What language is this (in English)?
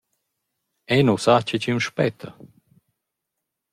Romansh